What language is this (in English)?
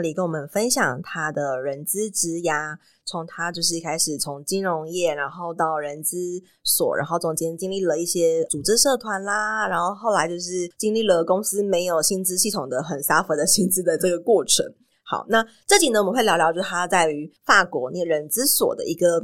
Chinese